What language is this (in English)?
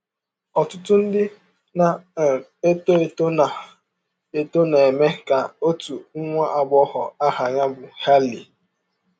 Igbo